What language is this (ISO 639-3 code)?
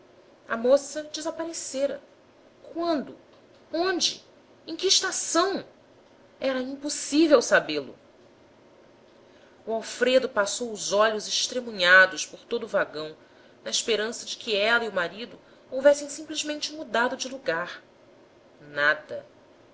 por